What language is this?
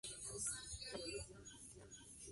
Spanish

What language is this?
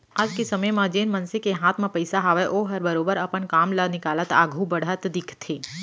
Chhattisgarhi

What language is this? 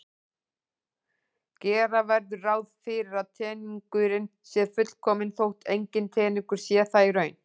Icelandic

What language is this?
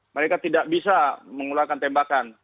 Indonesian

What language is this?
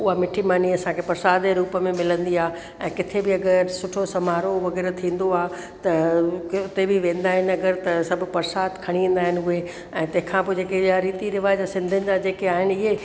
Sindhi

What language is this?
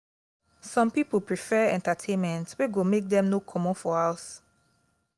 Nigerian Pidgin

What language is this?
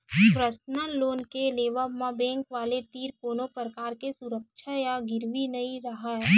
Chhattisgarhi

